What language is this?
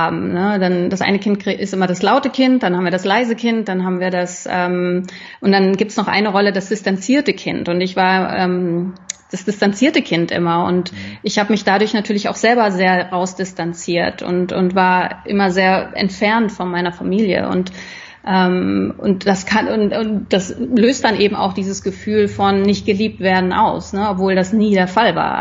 German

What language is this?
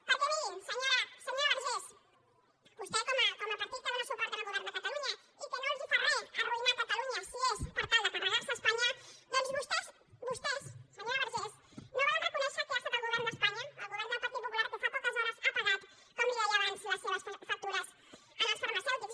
Catalan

